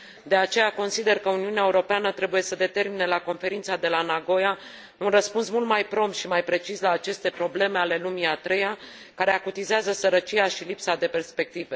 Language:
Romanian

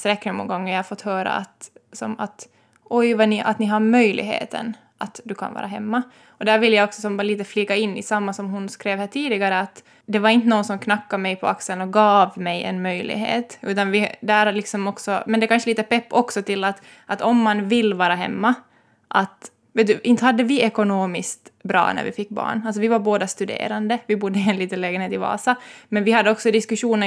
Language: Swedish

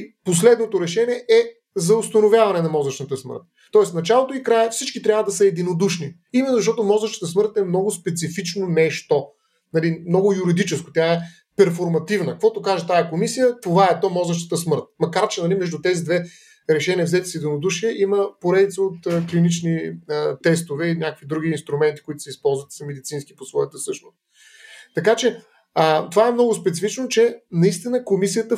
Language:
Bulgarian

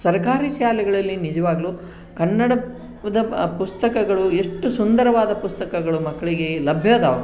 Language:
Kannada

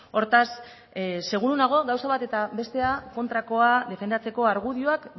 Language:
Basque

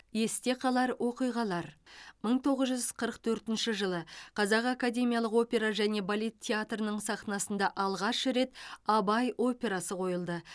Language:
Kazakh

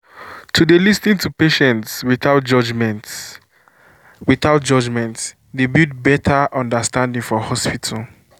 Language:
Nigerian Pidgin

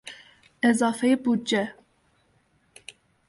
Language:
Persian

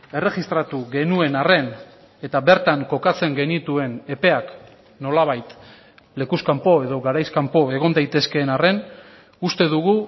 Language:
Basque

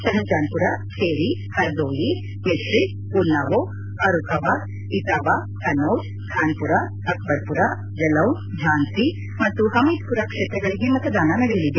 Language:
Kannada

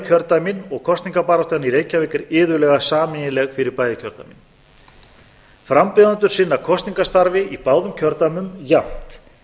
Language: Icelandic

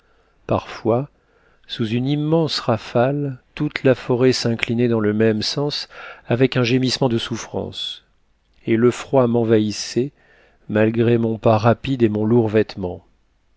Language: French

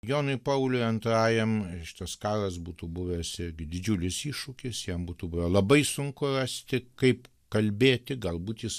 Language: Lithuanian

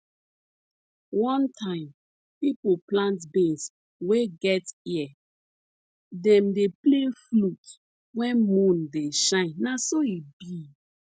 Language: Nigerian Pidgin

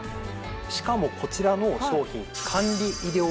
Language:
Japanese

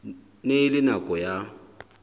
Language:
Southern Sotho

